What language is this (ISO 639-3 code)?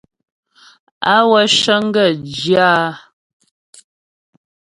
bbj